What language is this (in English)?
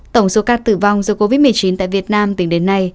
Vietnamese